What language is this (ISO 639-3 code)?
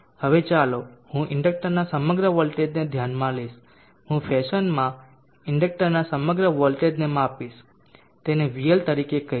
guj